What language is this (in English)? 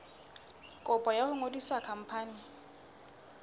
Southern Sotho